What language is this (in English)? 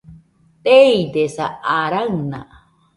Nüpode Huitoto